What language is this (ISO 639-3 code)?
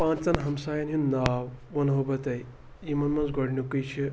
kas